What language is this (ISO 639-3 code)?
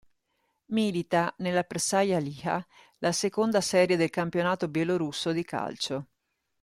ita